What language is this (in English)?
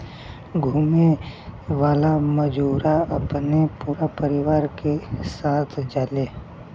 Bhojpuri